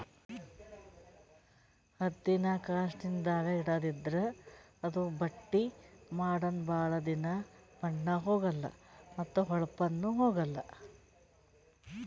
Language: Kannada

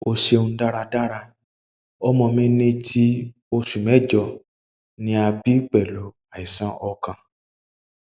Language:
Yoruba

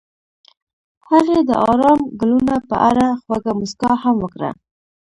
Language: Pashto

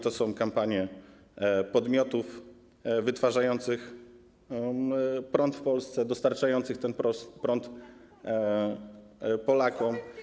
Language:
Polish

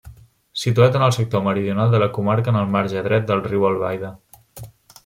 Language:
Catalan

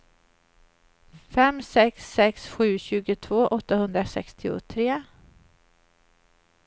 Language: Swedish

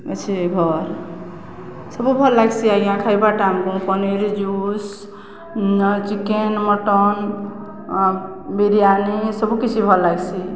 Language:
Odia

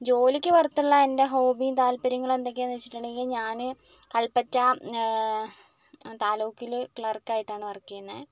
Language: Malayalam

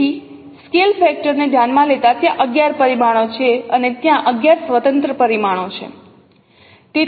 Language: Gujarati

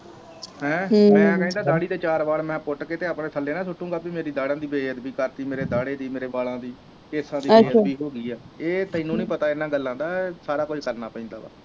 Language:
Punjabi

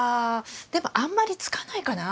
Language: Japanese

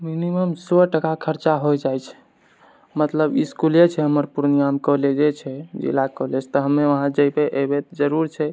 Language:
Maithili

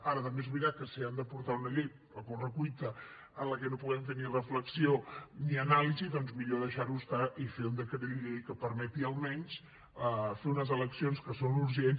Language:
Catalan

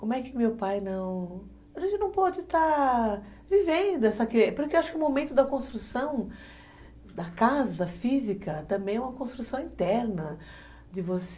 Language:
Portuguese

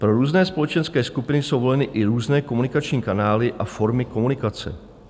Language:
Czech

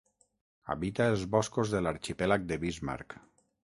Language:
Catalan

